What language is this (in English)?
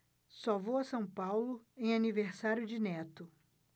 Portuguese